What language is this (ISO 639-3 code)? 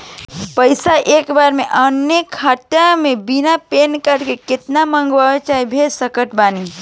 bho